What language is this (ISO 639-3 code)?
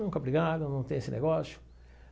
por